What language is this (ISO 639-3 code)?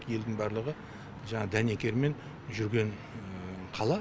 kaz